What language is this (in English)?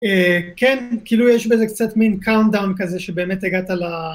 Hebrew